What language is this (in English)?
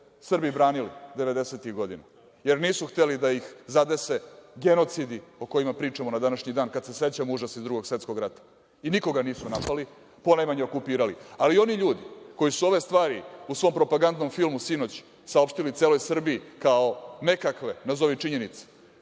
Serbian